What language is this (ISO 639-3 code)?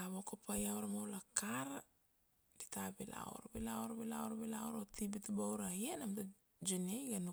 ksd